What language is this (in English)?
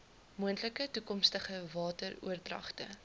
Afrikaans